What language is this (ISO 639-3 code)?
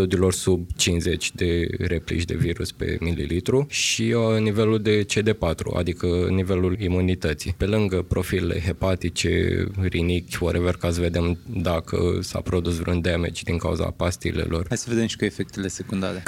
ron